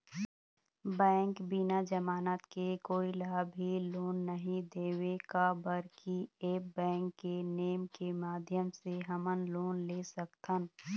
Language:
Chhattisgarhi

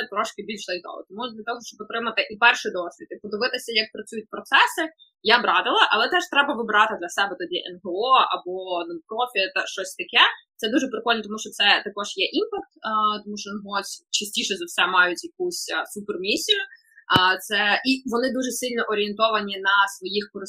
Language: Ukrainian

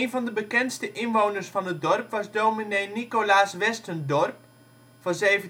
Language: Dutch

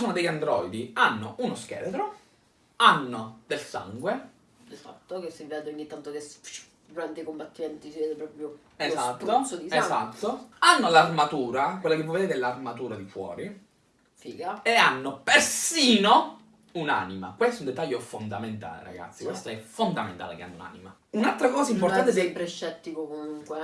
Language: Italian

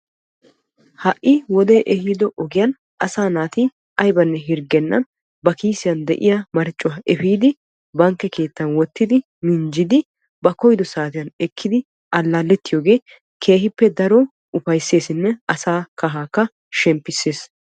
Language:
Wolaytta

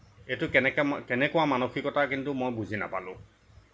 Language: Assamese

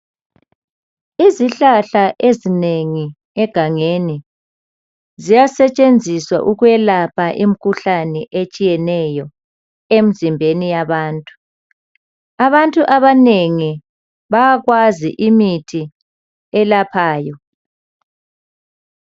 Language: North Ndebele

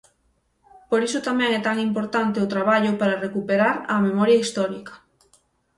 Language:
Galician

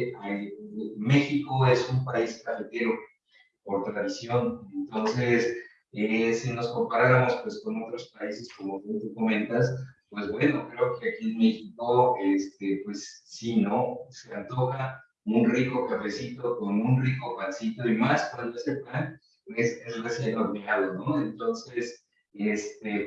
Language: Spanish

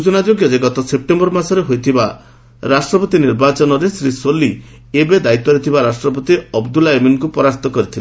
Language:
Odia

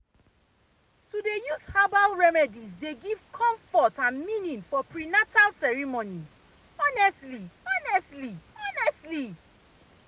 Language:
Nigerian Pidgin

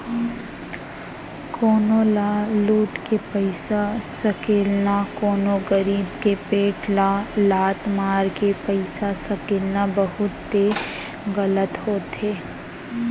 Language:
Chhattisgarhi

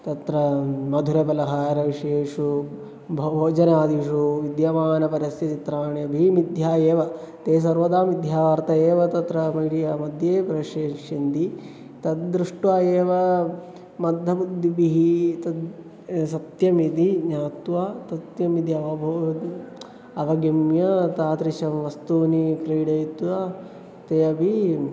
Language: Sanskrit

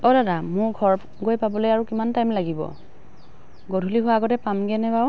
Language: Assamese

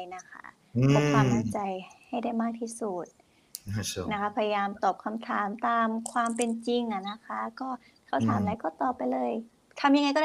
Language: Thai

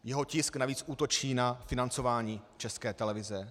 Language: Czech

